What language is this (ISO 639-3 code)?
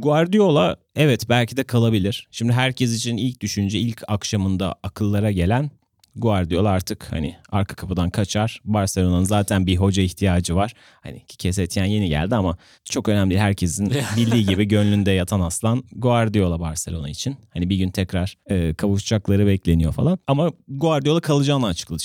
tur